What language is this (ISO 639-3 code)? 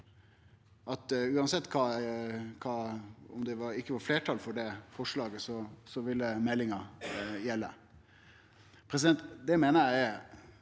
nor